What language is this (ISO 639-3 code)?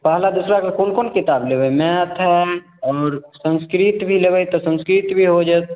mai